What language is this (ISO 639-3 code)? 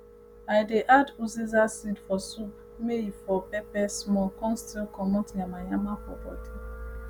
pcm